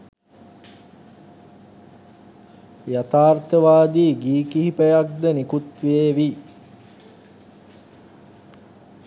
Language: Sinhala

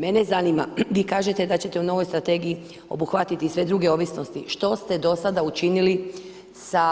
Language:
Croatian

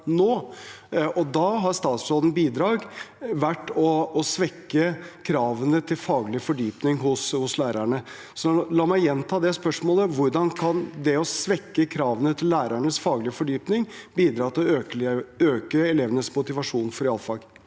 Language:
Norwegian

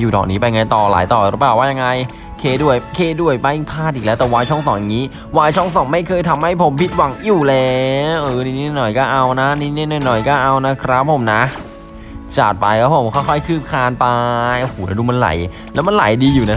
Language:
Thai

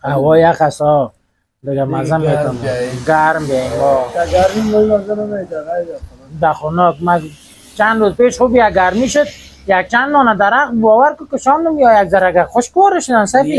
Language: Persian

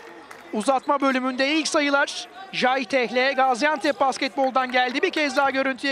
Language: Turkish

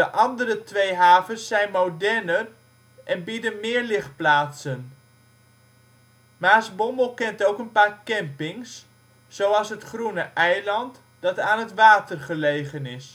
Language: Dutch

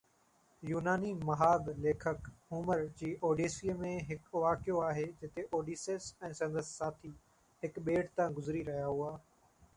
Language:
Sindhi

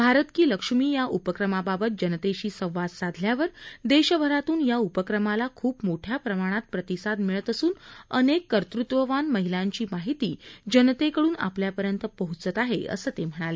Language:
Marathi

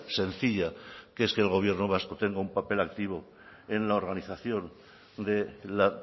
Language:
Spanish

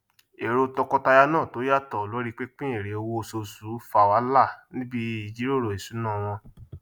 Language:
Yoruba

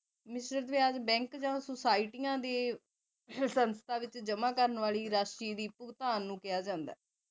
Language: Punjabi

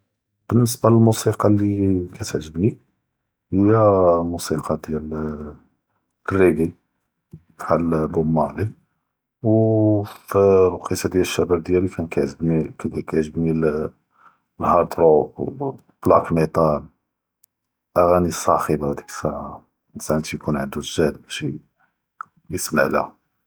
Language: Judeo-Arabic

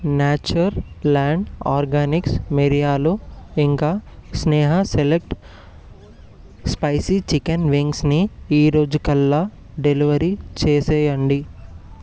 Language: Telugu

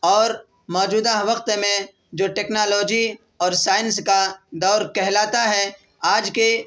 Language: Urdu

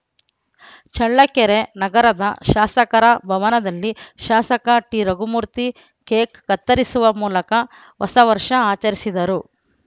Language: Kannada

